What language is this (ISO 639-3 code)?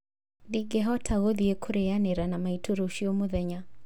kik